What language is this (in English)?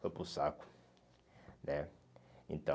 Portuguese